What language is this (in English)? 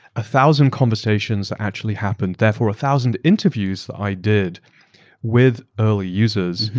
English